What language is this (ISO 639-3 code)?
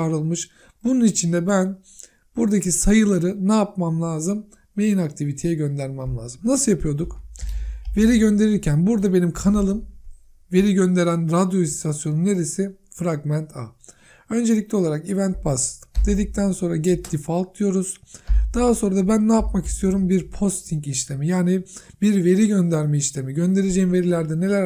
tur